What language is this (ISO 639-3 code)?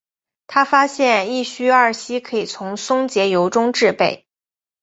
zho